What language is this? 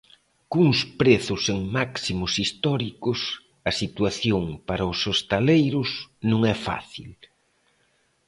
Galician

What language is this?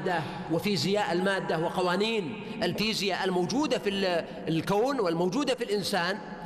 Arabic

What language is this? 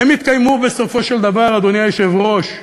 Hebrew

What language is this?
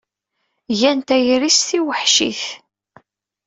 Kabyle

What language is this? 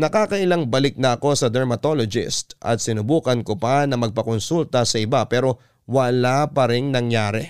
Filipino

